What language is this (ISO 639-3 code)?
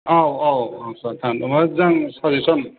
brx